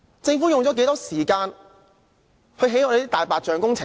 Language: Cantonese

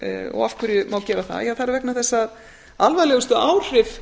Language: Icelandic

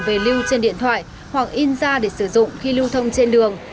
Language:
Vietnamese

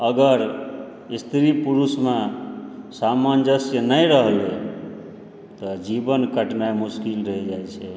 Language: Maithili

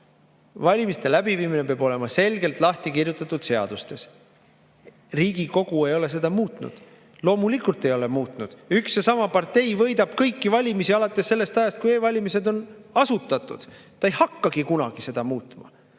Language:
Estonian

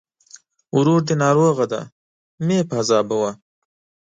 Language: Pashto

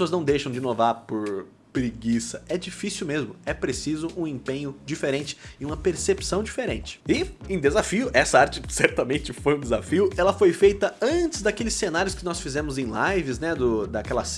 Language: Portuguese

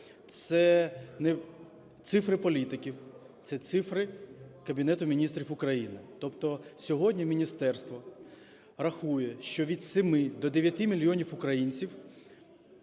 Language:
Ukrainian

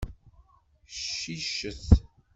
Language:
Kabyle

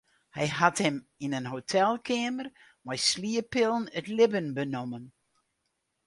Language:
Western Frisian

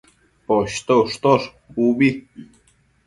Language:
Matsés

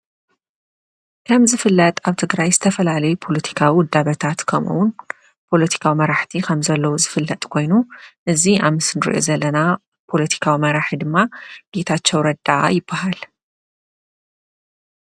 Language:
Tigrinya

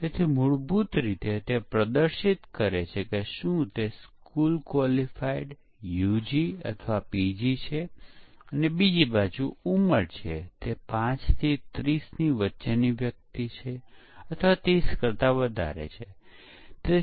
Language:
Gujarati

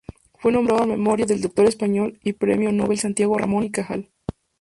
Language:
Spanish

